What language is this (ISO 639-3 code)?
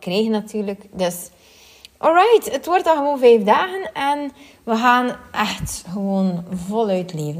nld